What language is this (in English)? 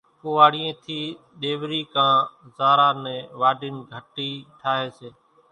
Kachi Koli